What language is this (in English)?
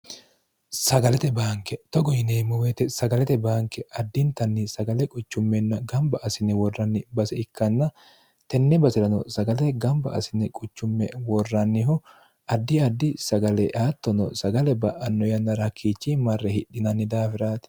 Sidamo